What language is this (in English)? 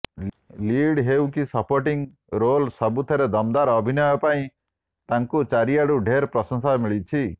Odia